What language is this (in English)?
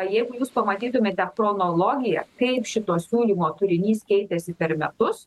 Lithuanian